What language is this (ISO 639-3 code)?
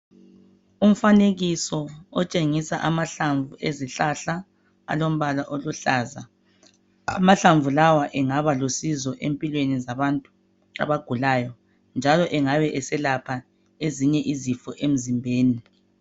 nde